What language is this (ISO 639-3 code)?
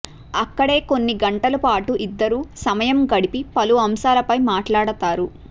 tel